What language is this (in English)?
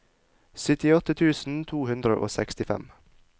Norwegian